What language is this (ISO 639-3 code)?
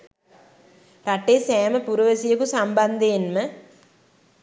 sin